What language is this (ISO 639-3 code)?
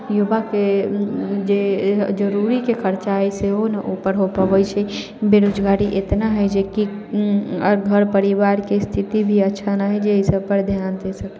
mai